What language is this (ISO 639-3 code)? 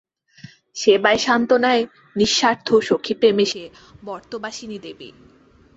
ben